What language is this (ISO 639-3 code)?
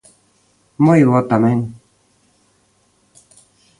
glg